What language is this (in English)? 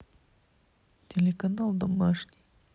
Russian